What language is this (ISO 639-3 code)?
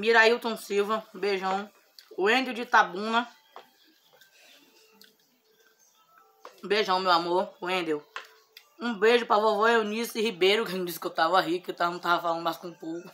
por